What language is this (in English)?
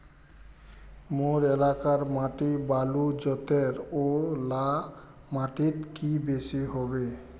Magahi